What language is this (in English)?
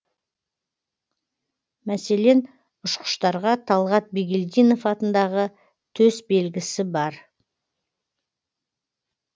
Kazakh